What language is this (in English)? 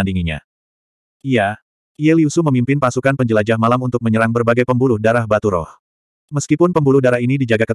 Indonesian